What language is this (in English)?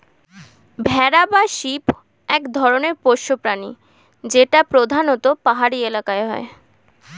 Bangla